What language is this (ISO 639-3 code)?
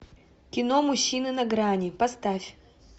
rus